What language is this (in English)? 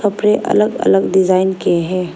Hindi